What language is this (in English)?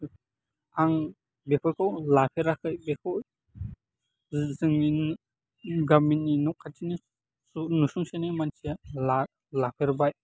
Bodo